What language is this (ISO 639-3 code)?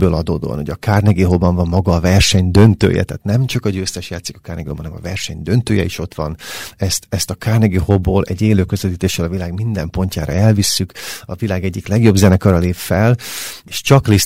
hun